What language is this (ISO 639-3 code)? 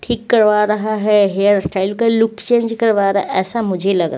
hin